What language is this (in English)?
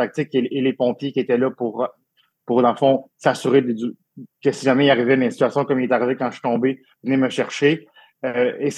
French